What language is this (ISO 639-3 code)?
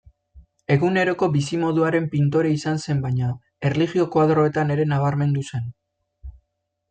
eus